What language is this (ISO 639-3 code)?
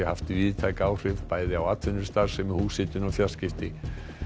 isl